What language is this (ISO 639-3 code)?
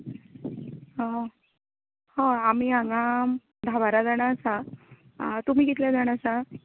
kok